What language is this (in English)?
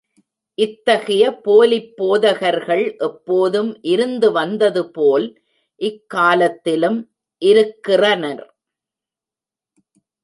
Tamil